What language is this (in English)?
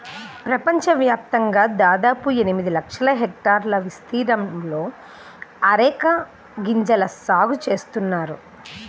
Telugu